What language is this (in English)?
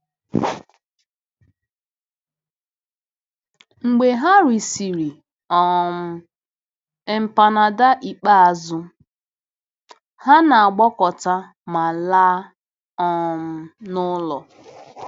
Igbo